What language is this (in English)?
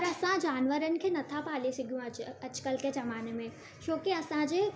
Sindhi